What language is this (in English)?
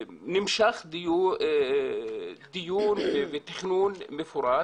Hebrew